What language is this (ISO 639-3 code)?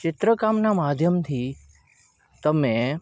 guj